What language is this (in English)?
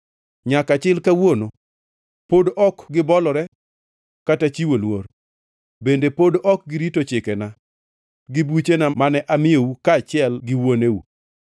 Luo (Kenya and Tanzania)